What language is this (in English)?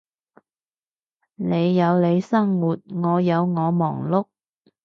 Cantonese